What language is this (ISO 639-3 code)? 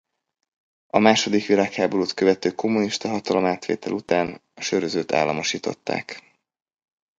hun